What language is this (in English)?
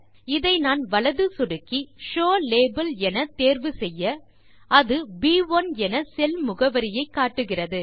Tamil